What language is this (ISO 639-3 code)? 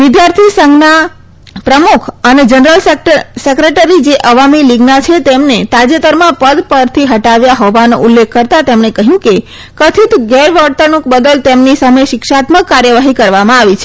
guj